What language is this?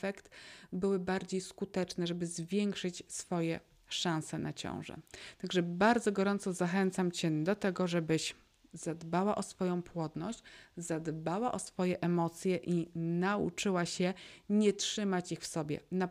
Polish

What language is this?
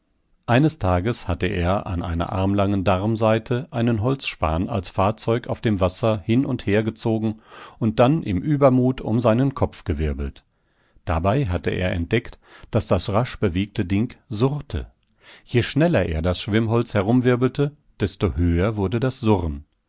German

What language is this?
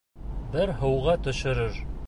Bashkir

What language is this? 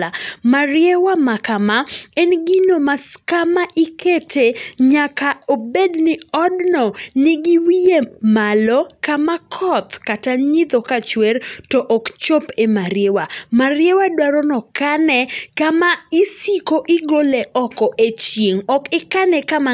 Luo (Kenya and Tanzania)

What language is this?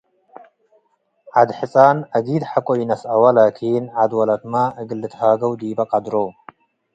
Tigre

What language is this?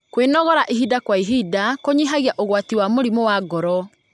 Kikuyu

